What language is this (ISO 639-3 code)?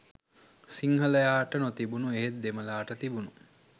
sin